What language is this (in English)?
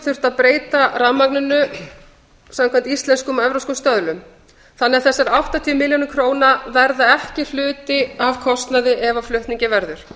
Icelandic